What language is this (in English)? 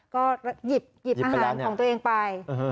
Thai